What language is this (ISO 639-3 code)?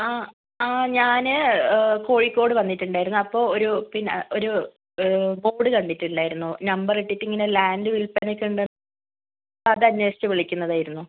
mal